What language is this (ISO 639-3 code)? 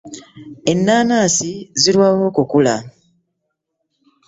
lug